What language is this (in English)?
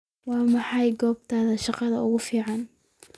Somali